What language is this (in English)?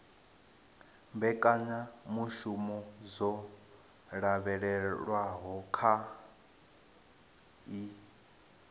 Venda